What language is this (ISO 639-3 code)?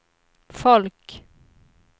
swe